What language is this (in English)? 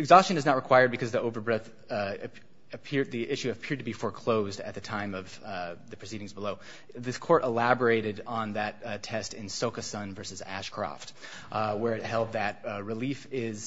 English